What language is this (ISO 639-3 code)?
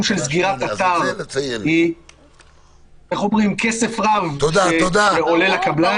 heb